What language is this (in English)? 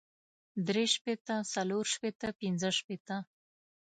Pashto